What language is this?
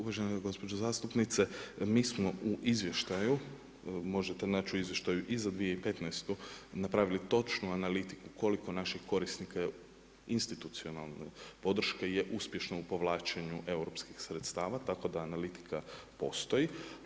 Croatian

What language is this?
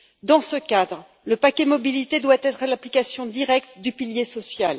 French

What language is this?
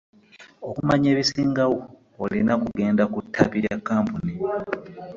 Ganda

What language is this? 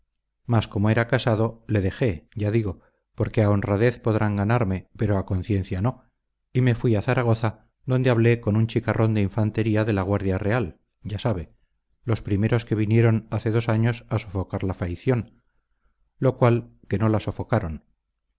Spanish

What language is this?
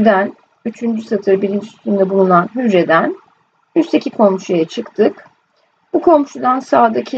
Turkish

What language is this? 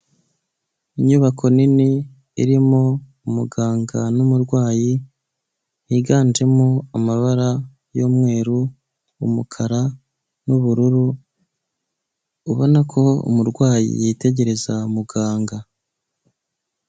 Kinyarwanda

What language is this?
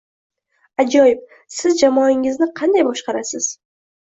Uzbek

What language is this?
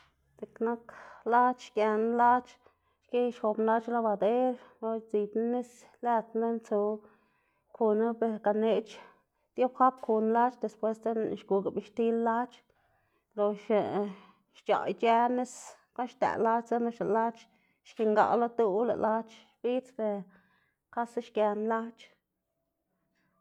Xanaguía Zapotec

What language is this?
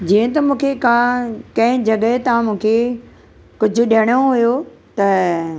Sindhi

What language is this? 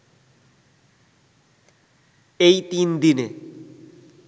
Bangla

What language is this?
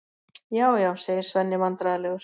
Icelandic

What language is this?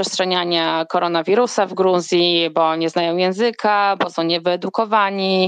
Polish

